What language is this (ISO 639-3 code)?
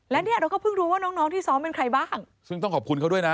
tha